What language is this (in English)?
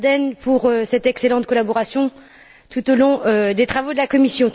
French